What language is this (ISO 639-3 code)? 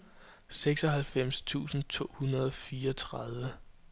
dan